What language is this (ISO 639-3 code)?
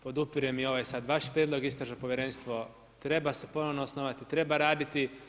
hrv